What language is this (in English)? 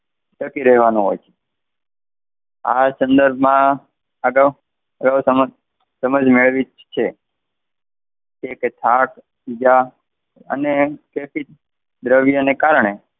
Gujarati